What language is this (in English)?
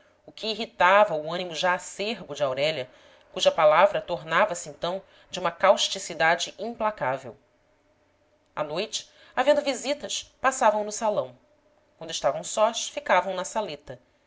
Portuguese